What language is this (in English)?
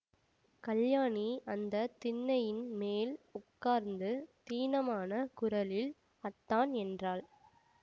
Tamil